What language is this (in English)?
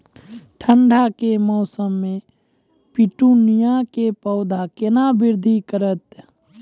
Maithili